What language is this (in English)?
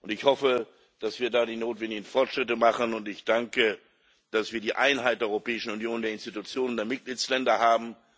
German